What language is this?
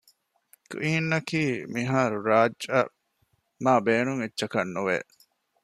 Divehi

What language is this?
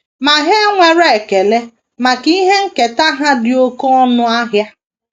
Igbo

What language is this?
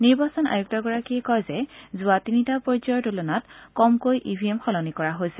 Assamese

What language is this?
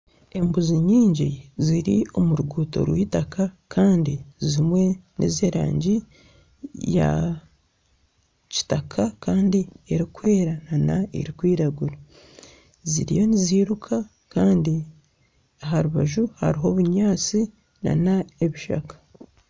Nyankole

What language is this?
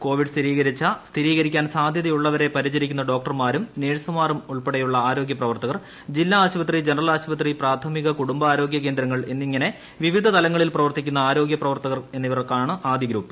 Malayalam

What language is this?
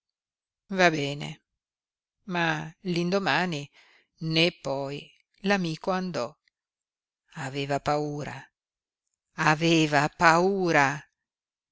Italian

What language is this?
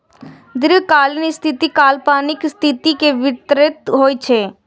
Maithili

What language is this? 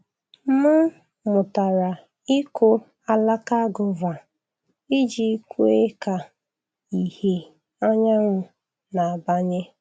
Igbo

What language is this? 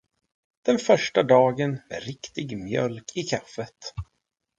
Swedish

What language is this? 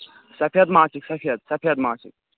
Kashmiri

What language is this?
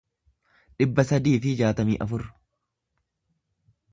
Oromo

